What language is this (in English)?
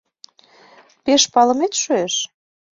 Mari